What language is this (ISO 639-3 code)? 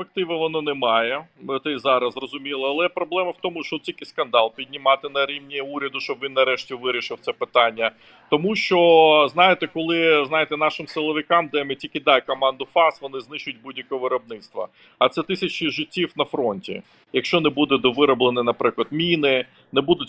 ukr